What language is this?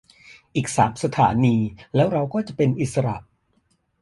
Thai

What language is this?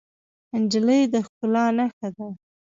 Pashto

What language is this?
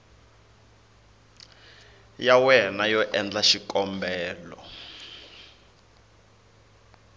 Tsonga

